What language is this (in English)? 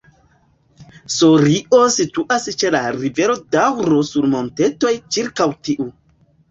Esperanto